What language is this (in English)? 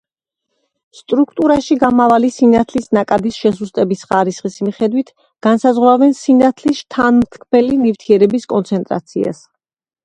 Georgian